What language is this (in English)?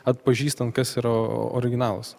Lithuanian